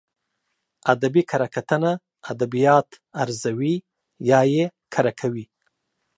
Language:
Pashto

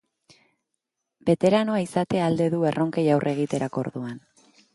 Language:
Basque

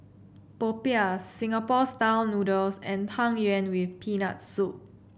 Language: English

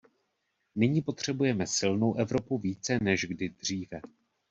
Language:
Czech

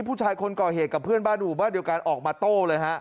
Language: Thai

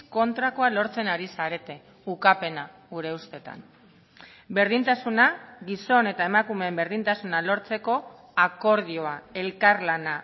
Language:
Basque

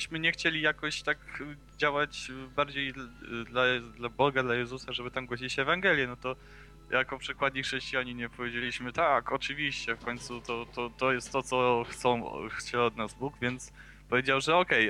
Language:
Polish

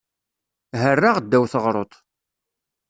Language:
Kabyle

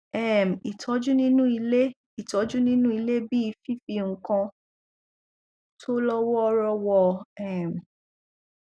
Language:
Yoruba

